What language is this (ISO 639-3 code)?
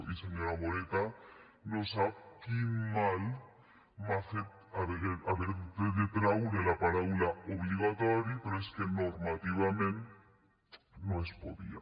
cat